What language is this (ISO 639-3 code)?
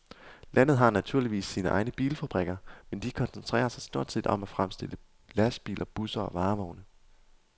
dan